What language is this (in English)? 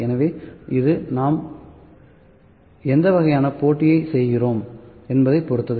Tamil